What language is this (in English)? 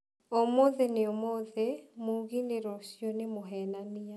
Kikuyu